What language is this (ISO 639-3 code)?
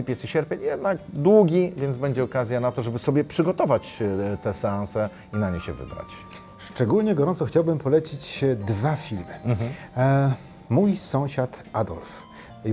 pol